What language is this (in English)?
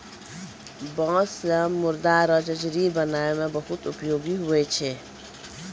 Maithili